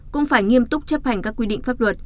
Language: Vietnamese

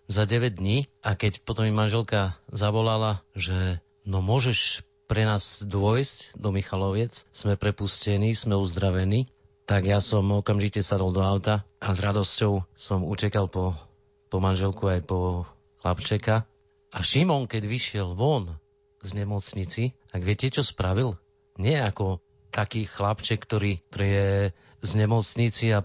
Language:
Slovak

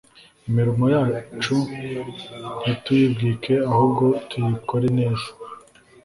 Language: Kinyarwanda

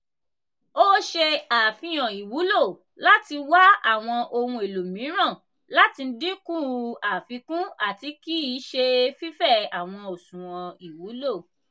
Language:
Yoruba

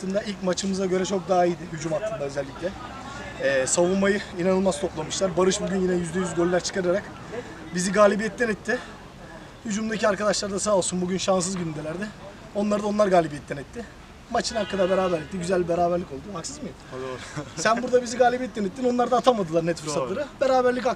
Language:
Turkish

